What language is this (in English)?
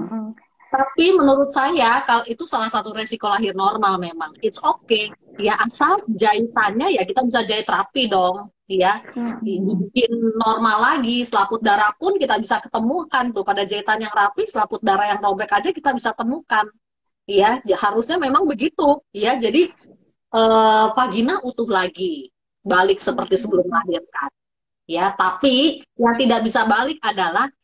Indonesian